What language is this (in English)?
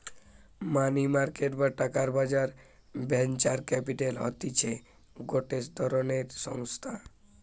Bangla